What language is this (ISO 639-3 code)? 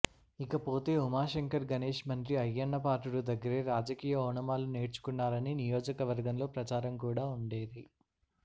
tel